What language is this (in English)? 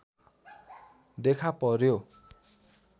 Nepali